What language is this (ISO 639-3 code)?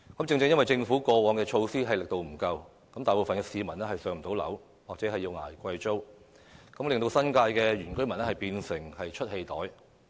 yue